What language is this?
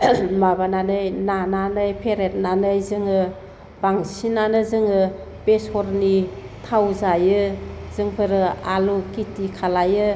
Bodo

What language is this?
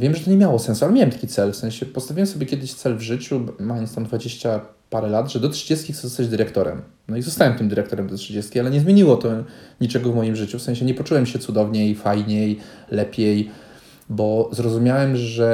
Polish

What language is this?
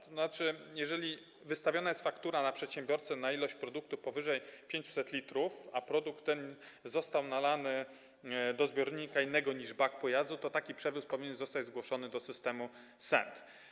Polish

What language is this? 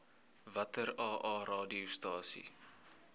Afrikaans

